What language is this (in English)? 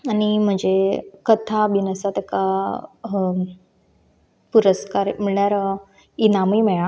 Konkani